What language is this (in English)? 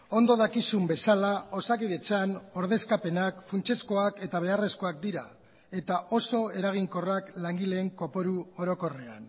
Basque